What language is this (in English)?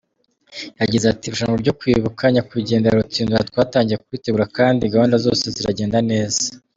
Kinyarwanda